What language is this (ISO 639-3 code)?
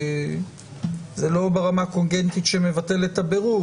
heb